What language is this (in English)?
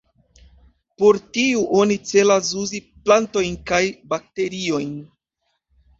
Esperanto